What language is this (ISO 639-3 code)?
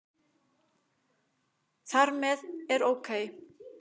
isl